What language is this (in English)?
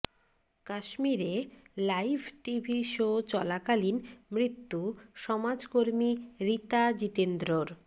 Bangla